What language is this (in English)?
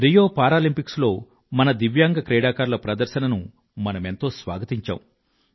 Telugu